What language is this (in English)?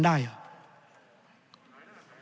Thai